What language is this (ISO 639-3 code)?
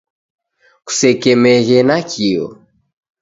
dav